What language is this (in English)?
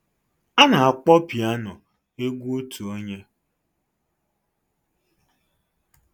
Igbo